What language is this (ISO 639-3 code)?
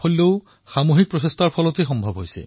asm